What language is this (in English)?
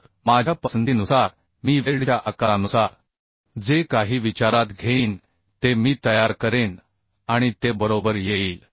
Marathi